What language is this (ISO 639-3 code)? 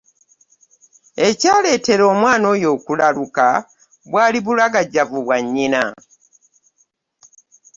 lug